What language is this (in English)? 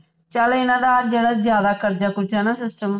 Punjabi